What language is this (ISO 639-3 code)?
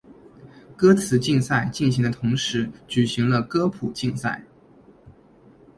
zho